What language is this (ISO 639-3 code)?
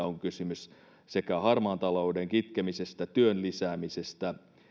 fin